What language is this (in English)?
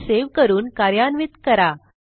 Marathi